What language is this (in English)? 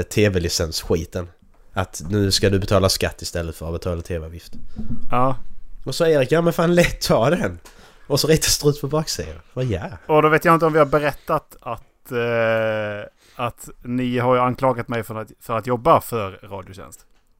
Swedish